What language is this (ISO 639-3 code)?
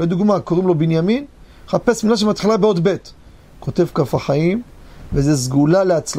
heb